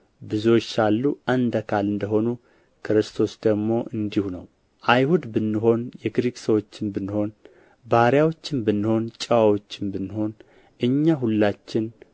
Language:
Amharic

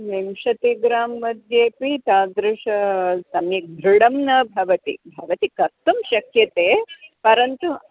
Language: Sanskrit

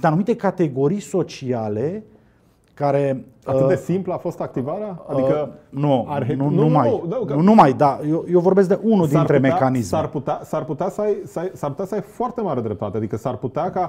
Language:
Romanian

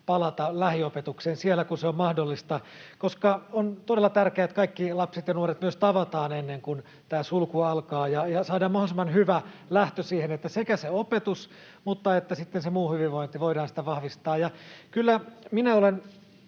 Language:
Finnish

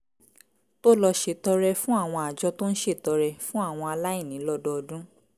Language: Yoruba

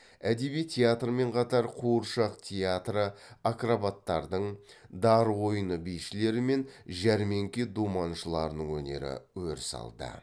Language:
Kazakh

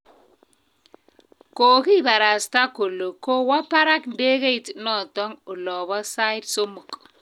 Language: Kalenjin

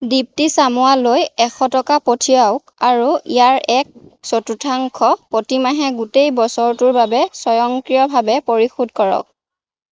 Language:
Assamese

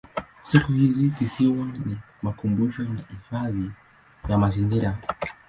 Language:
Swahili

